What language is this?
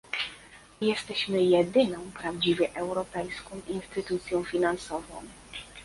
Polish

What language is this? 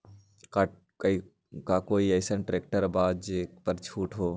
Magahi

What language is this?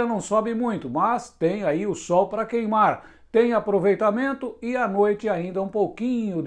Portuguese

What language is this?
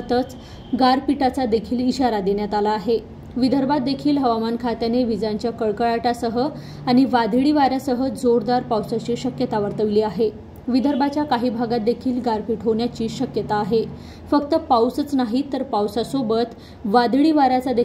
Marathi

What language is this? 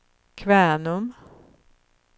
Swedish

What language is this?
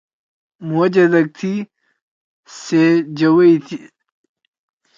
Torwali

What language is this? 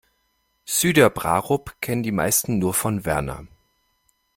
German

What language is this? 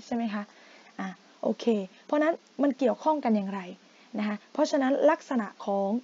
Thai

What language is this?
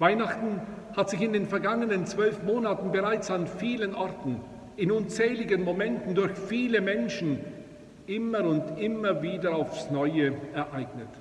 German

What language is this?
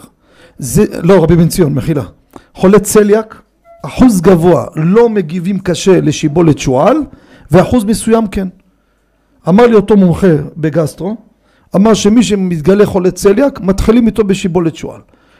Hebrew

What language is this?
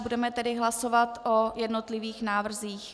Czech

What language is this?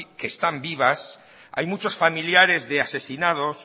Spanish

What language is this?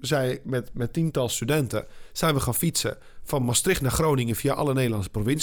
Dutch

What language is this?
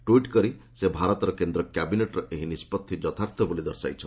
Odia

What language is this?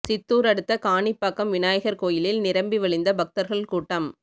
Tamil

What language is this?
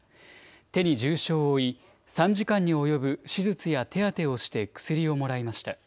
Japanese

